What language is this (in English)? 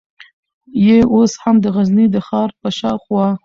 Pashto